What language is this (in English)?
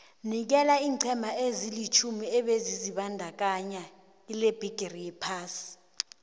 South Ndebele